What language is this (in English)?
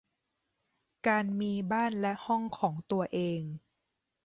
Thai